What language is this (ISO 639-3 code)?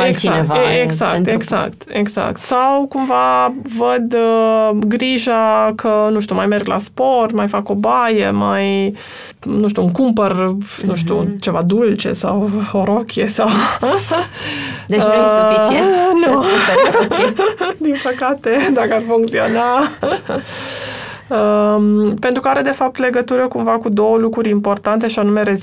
ron